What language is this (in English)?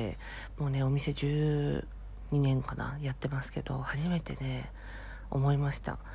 Japanese